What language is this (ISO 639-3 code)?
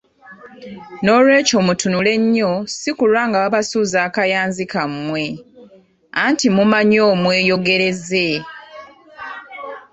lug